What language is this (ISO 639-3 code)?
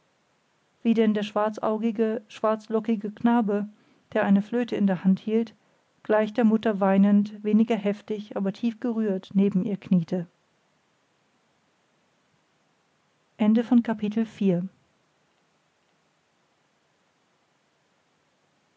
deu